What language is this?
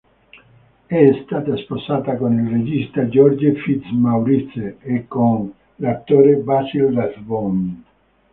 Italian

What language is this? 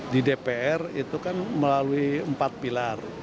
Indonesian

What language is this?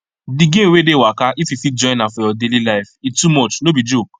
Nigerian Pidgin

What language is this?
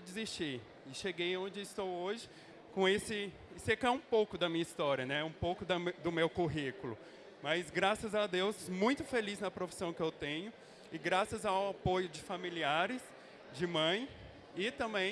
Portuguese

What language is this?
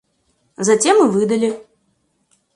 Russian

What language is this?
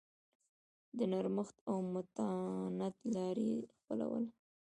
Pashto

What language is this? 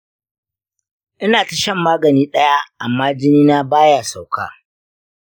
Hausa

